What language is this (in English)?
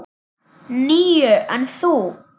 Icelandic